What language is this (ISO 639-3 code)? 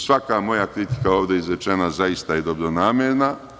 srp